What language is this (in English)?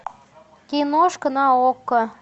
Russian